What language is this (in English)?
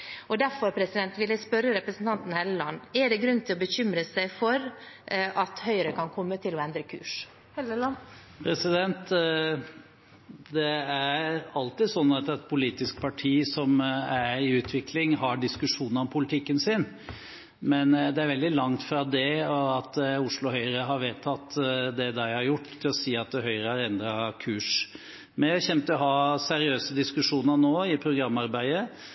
Norwegian Bokmål